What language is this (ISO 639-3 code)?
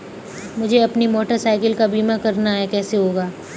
hin